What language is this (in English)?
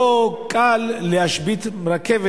Hebrew